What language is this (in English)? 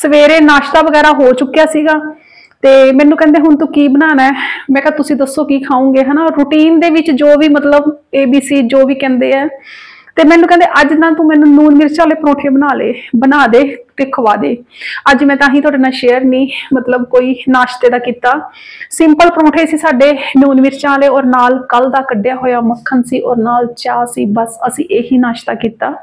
Hindi